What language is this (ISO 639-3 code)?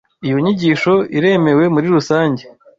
kin